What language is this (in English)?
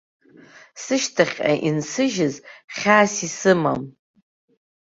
Abkhazian